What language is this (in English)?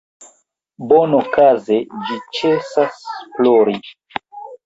Esperanto